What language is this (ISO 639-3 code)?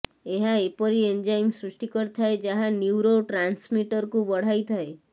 ori